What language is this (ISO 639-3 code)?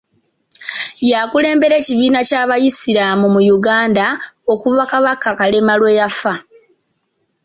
lug